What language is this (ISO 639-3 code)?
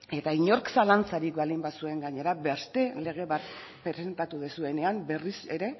eus